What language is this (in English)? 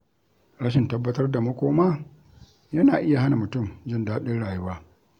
Hausa